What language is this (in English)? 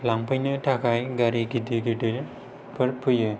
Bodo